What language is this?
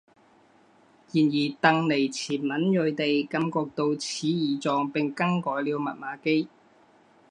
Chinese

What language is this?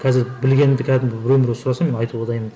Kazakh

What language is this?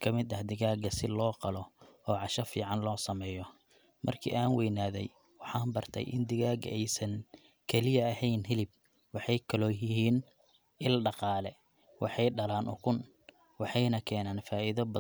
Somali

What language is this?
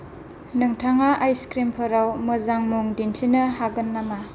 Bodo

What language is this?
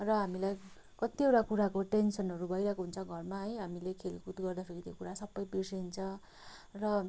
Nepali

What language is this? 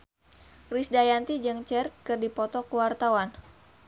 Sundanese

